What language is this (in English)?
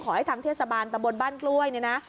Thai